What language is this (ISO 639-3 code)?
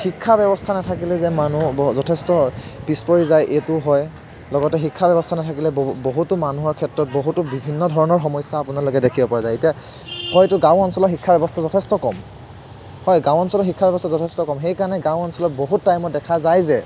asm